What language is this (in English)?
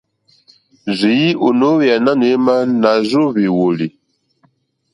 Mokpwe